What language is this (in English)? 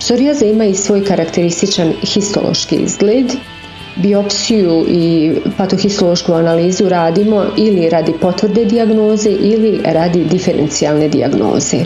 Croatian